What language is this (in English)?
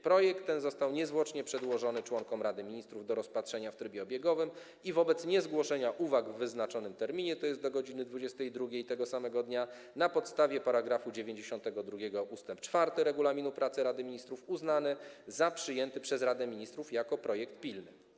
Polish